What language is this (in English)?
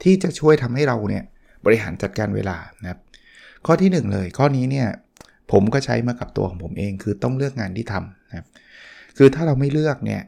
Thai